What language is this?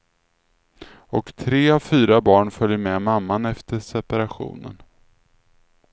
Swedish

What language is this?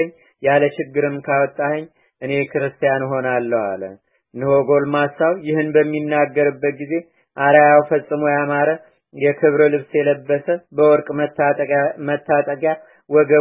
Amharic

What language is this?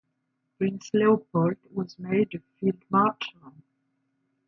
English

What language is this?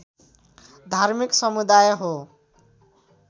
Nepali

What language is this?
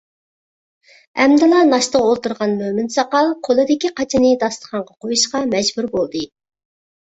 Uyghur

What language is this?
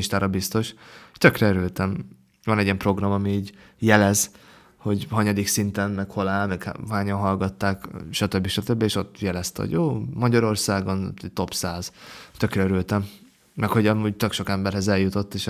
Hungarian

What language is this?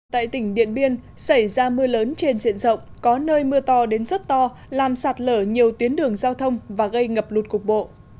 Vietnamese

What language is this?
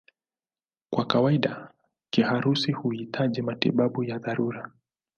Swahili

